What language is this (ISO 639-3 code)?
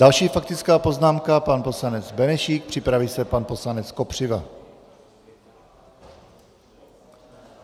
ces